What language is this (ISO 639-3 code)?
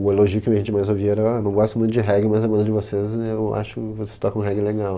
por